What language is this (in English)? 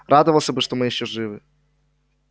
Russian